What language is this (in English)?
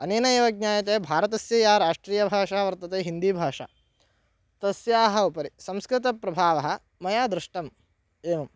Sanskrit